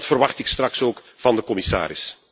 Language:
Dutch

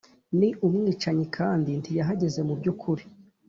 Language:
Kinyarwanda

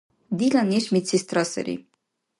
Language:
Dargwa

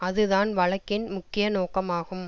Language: Tamil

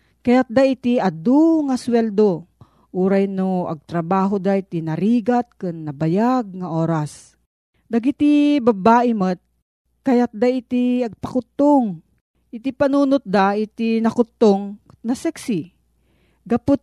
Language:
Filipino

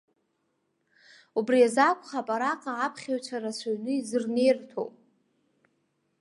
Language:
Abkhazian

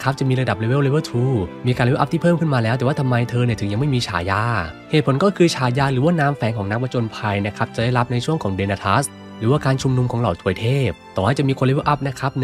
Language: Thai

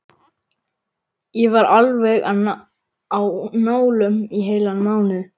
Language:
Icelandic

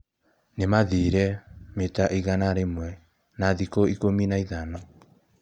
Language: Kikuyu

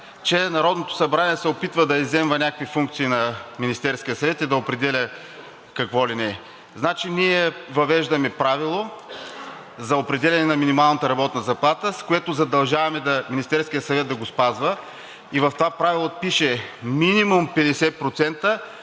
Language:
Bulgarian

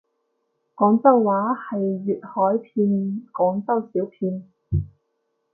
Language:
Cantonese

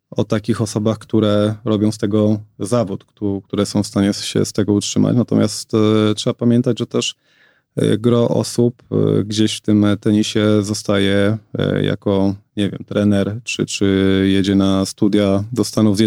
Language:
Polish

